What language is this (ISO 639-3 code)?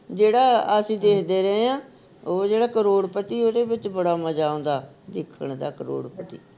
pan